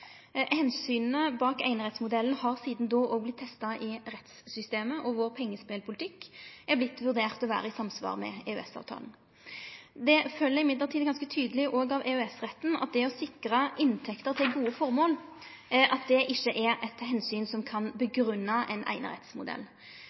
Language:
Norwegian Nynorsk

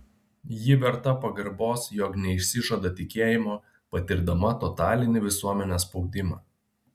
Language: Lithuanian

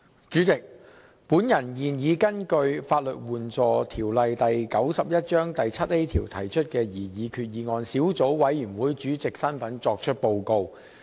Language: Cantonese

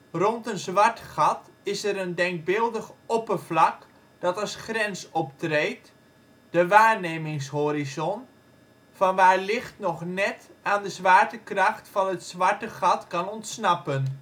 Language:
Dutch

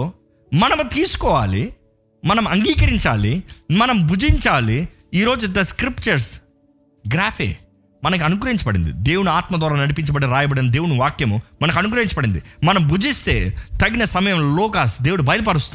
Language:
Telugu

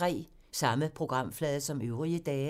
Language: Danish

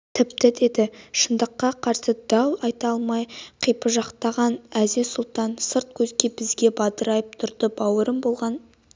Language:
Kazakh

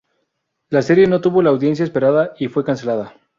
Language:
Spanish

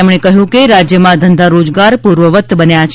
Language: Gujarati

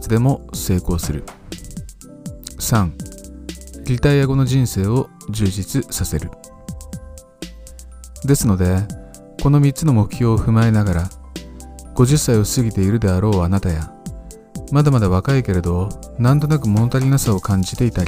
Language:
Japanese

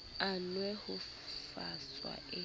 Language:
Southern Sotho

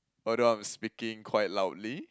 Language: English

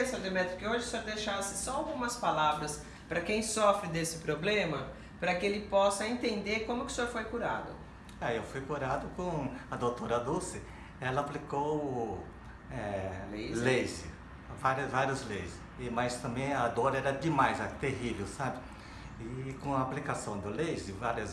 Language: Portuguese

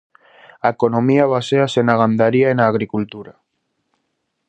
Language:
Galician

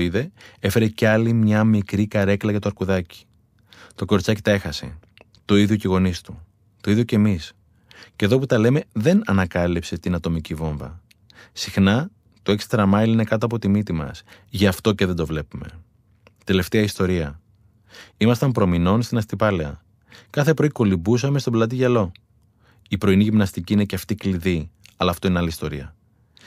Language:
Greek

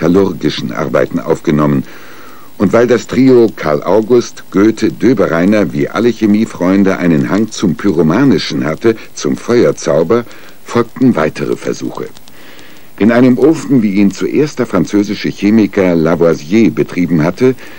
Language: German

